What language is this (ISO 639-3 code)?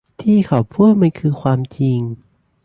tha